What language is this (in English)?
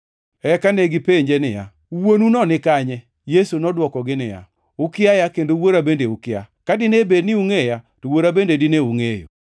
Luo (Kenya and Tanzania)